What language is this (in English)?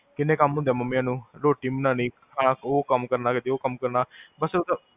Punjabi